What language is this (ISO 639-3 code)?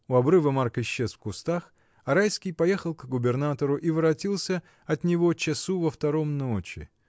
rus